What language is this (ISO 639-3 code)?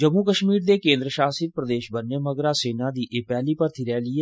doi